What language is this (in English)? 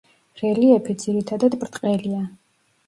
Georgian